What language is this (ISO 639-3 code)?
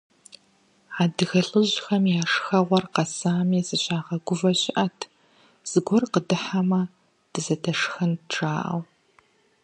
kbd